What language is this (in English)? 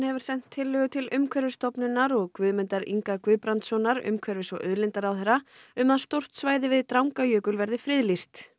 Icelandic